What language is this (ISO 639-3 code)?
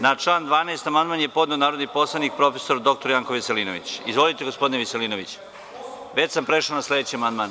srp